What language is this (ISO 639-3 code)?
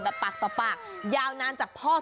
tha